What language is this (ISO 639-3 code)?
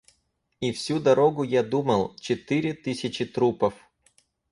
rus